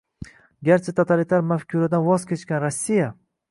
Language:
Uzbek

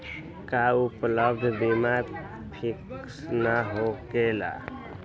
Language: Magahi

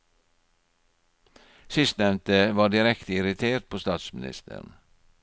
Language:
Norwegian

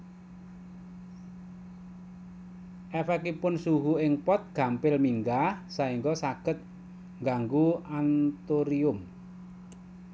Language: Javanese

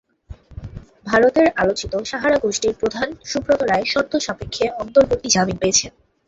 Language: Bangla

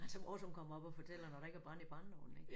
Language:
Danish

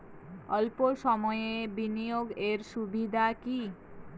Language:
Bangla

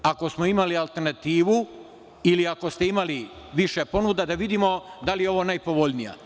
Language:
Serbian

